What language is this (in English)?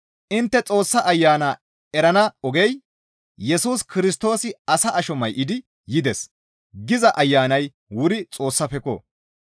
Gamo